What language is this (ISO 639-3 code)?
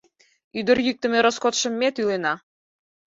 chm